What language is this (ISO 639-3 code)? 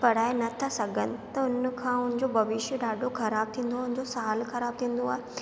snd